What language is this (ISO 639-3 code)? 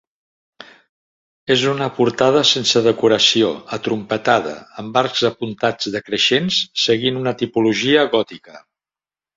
cat